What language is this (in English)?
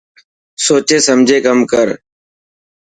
Dhatki